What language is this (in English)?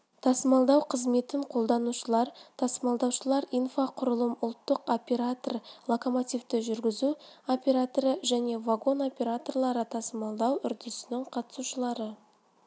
Kazakh